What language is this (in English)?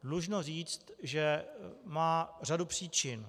Czech